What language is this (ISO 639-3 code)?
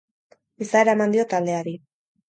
eus